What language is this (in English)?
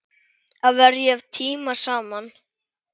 Icelandic